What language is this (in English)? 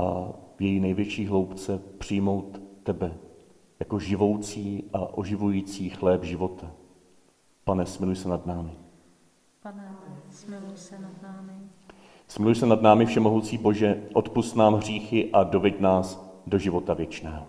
Czech